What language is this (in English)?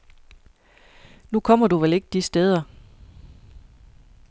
Danish